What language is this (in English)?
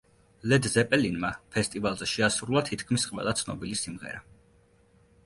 Georgian